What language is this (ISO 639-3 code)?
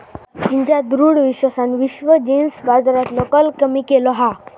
mar